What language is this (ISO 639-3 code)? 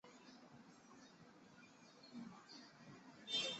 zho